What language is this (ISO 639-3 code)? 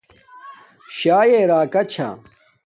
dmk